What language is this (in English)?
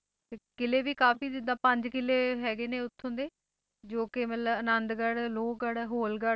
Punjabi